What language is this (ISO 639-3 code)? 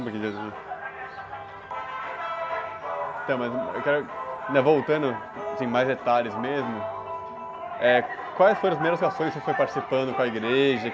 por